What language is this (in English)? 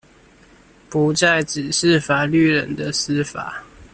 Chinese